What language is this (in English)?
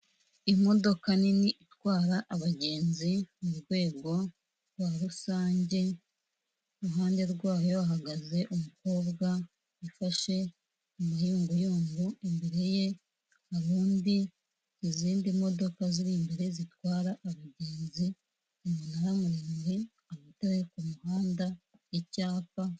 Kinyarwanda